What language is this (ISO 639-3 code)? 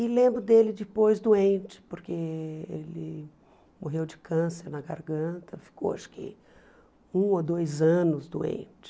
por